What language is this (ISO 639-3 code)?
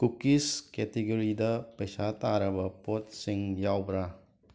mni